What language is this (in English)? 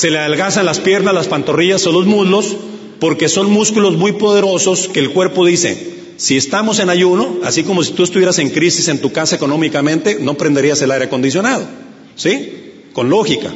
Spanish